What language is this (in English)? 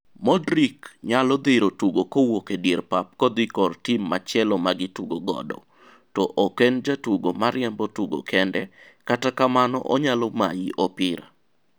Luo (Kenya and Tanzania)